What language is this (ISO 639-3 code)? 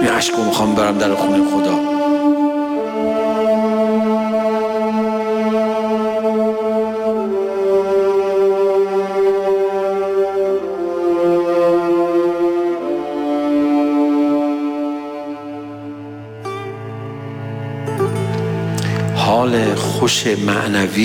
fas